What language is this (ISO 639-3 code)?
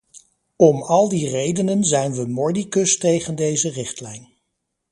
nld